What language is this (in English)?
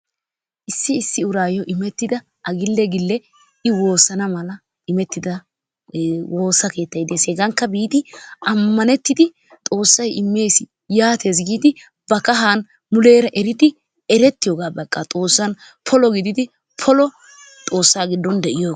Wolaytta